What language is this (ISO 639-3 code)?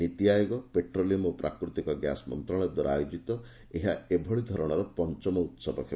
ori